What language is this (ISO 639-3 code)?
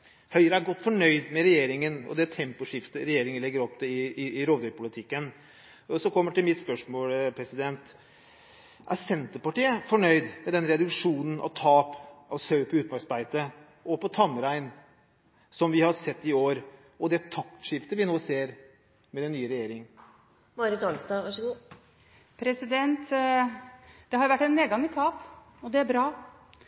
nob